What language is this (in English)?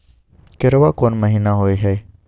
Maithili